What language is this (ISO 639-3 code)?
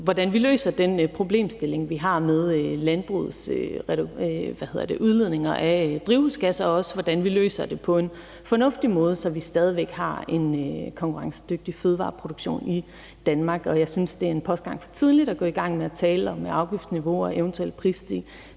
dan